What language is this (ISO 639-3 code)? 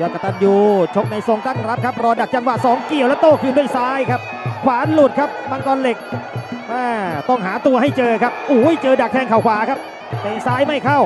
tha